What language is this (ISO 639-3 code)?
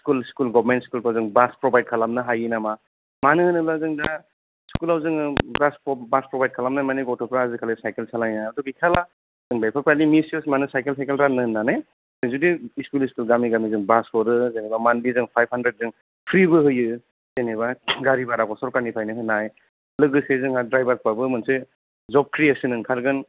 brx